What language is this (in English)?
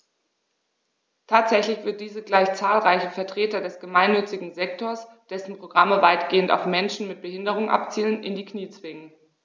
German